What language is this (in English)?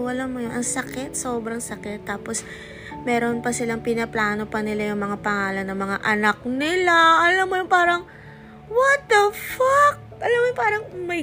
Filipino